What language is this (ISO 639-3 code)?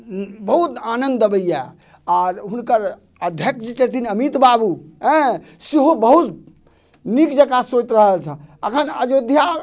mai